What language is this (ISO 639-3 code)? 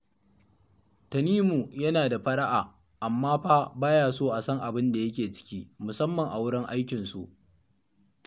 hau